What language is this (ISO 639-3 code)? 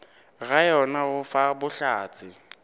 nso